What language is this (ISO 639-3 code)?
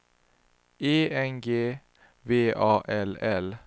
swe